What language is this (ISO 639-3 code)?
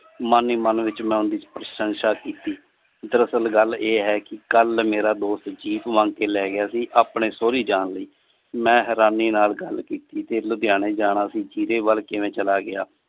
pan